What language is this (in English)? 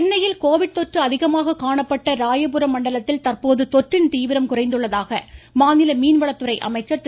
Tamil